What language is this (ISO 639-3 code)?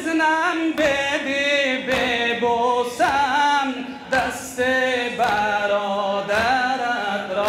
fas